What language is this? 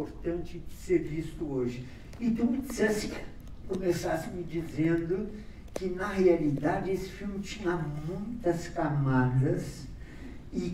Portuguese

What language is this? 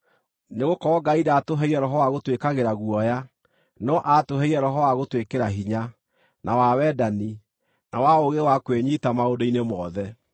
Kikuyu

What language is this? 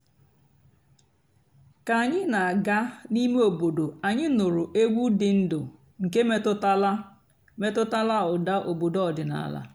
Igbo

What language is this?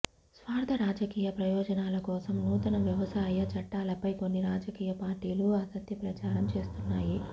Telugu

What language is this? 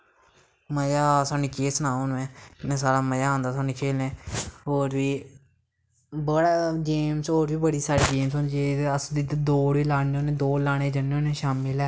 Dogri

